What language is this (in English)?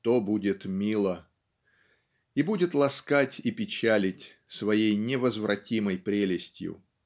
Russian